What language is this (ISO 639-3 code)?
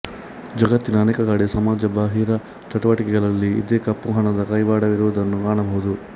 kan